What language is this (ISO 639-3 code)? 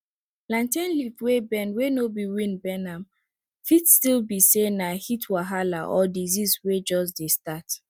pcm